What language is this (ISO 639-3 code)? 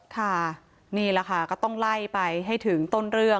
tha